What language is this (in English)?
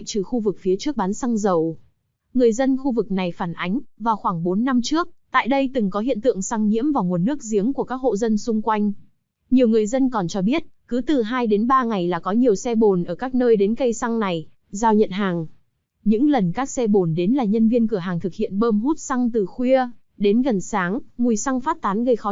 Vietnamese